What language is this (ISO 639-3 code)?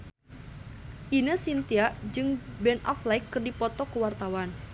sun